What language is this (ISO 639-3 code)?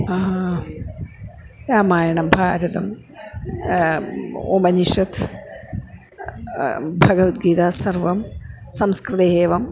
san